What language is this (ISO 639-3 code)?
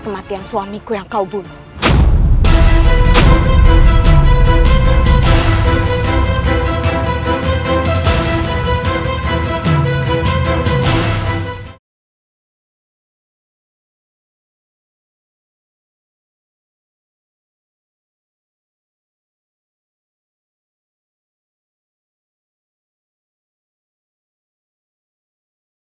ind